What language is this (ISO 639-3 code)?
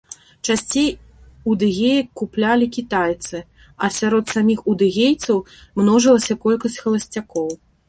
bel